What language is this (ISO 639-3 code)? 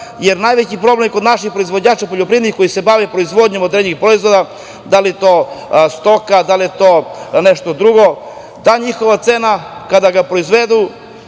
srp